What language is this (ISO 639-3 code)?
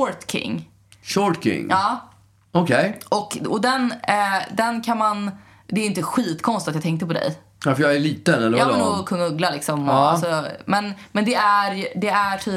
swe